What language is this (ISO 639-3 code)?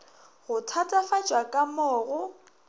nso